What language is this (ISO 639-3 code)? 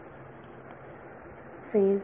mar